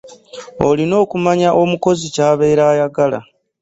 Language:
Ganda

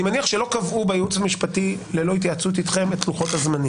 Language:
Hebrew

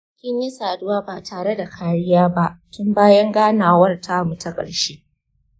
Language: Hausa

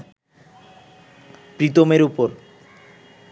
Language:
Bangla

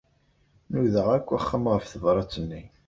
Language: Kabyle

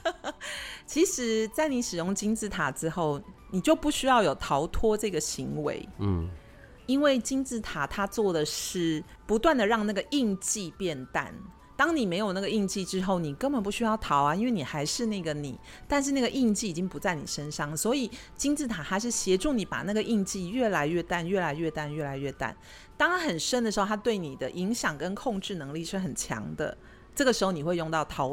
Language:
Chinese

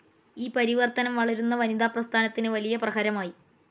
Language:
Malayalam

